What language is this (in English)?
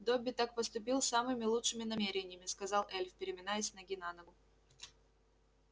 Russian